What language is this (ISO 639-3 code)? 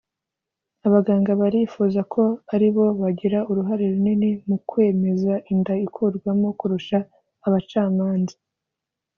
kin